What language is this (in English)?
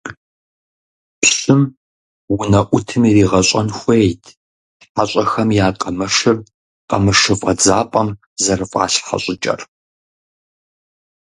Kabardian